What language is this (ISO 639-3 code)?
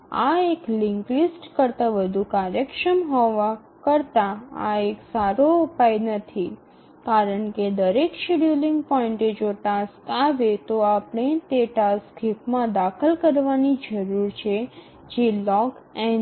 guj